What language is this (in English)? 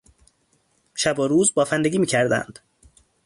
Persian